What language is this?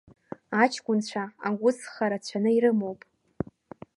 Abkhazian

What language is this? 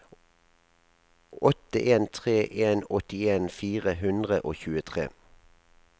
Norwegian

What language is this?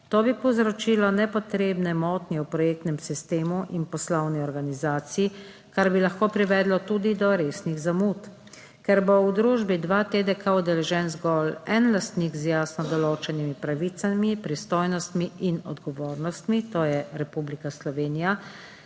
Slovenian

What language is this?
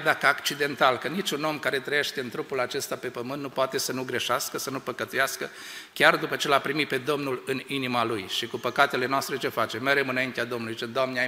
Romanian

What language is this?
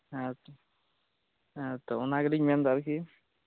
Santali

